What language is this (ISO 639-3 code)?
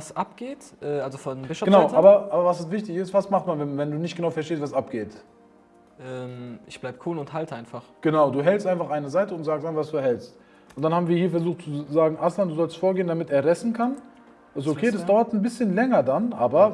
deu